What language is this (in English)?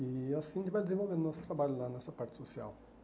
Portuguese